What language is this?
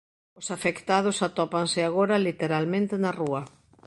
Galician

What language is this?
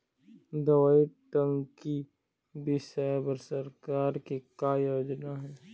Chhattisgarhi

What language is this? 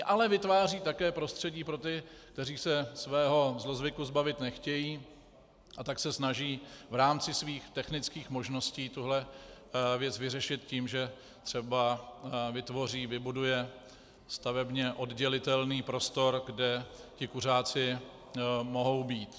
Czech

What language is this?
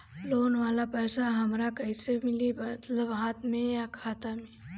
Bhojpuri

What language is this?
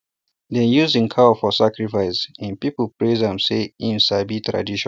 Nigerian Pidgin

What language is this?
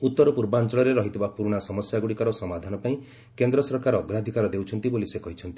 Odia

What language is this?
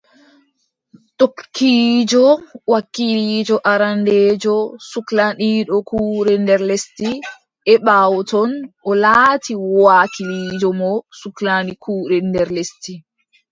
Adamawa Fulfulde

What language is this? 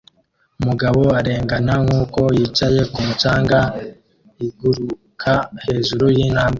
Kinyarwanda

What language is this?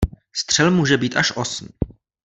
Czech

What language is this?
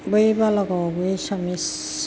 Bodo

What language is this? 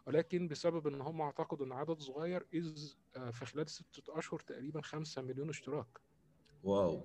Arabic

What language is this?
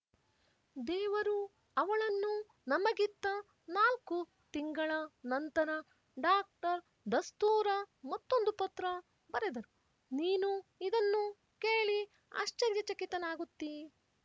Kannada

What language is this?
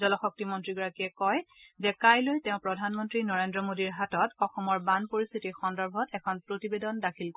Assamese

